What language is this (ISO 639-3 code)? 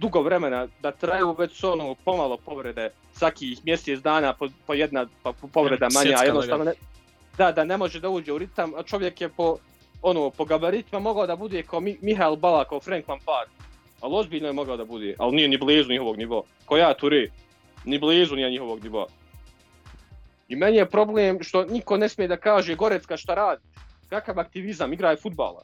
hrv